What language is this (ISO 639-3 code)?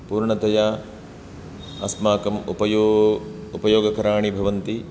san